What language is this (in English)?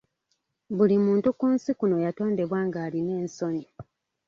Ganda